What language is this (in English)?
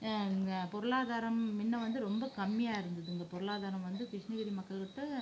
Tamil